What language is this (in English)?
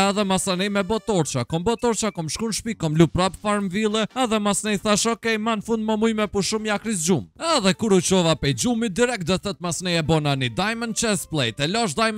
Romanian